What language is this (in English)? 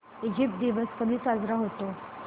Marathi